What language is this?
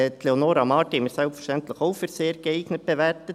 Swiss German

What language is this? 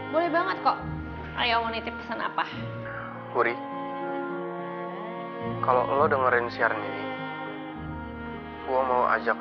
Indonesian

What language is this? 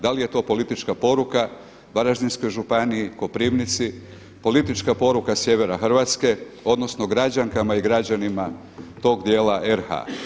Croatian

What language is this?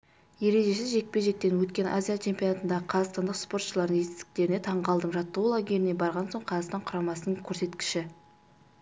Kazakh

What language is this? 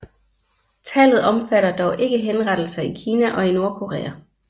Danish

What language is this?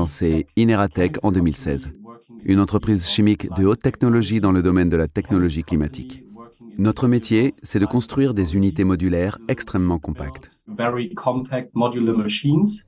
French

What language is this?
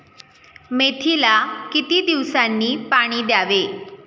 Marathi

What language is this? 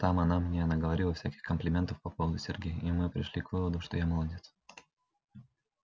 Russian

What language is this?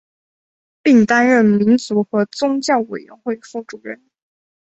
Chinese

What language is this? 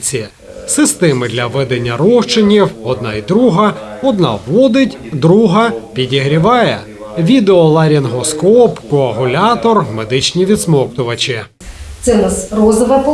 Ukrainian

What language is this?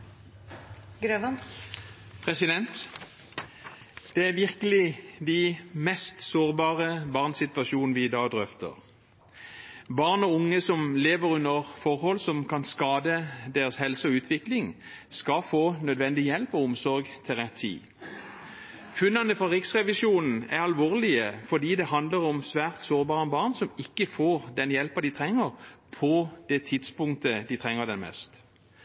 Norwegian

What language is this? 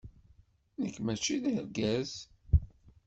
Kabyle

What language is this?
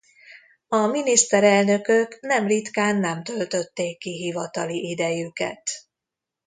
Hungarian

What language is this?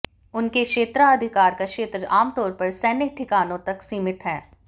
Hindi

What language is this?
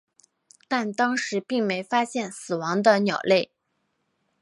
Chinese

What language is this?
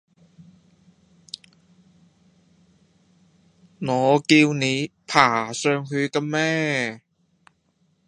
Cantonese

